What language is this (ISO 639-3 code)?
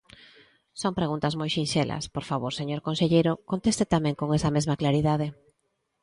glg